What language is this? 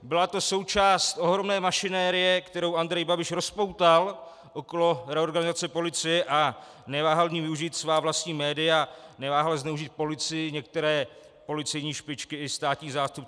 Czech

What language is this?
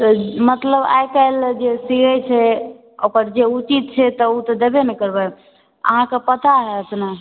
Maithili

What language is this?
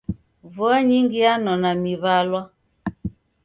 Taita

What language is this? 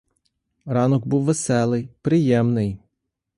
Ukrainian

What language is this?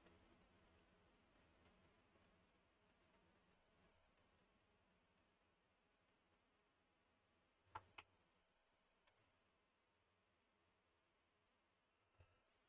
Vietnamese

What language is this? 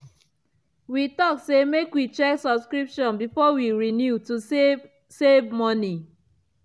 Nigerian Pidgin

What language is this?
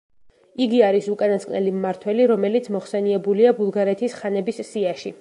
Georgian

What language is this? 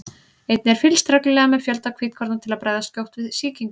Icelandic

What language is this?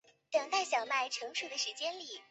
Chinese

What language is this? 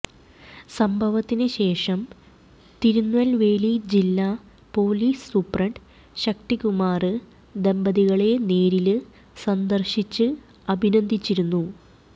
Malayalam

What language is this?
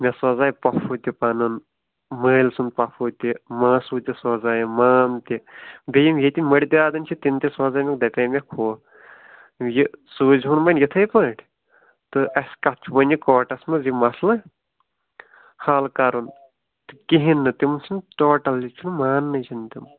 Kashmiri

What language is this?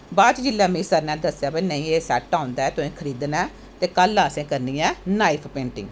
Dogri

